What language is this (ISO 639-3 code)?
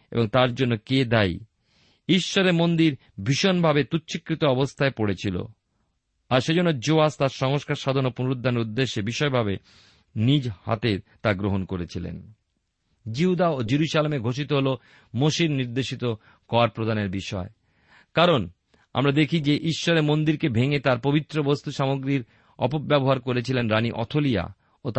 ben